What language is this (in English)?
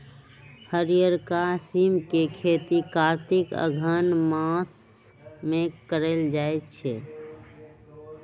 Magahi